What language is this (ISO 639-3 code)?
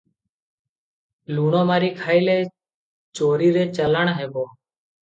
ori